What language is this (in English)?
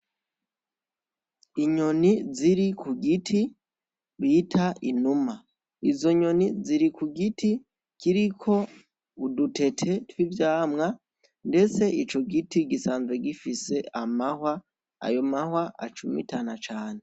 Rundi